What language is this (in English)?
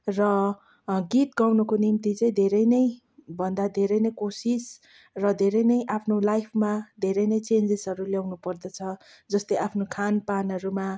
Nepali